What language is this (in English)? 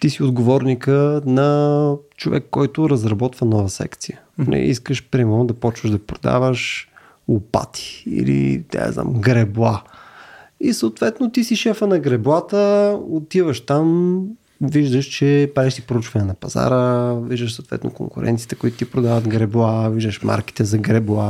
Bulgarian